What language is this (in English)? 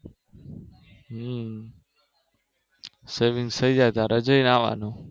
Gujarati